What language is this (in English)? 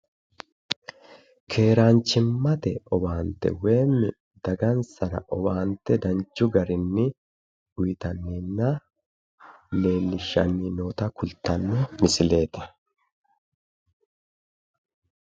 Sidamo